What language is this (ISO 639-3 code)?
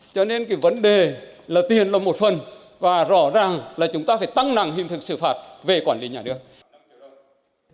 vie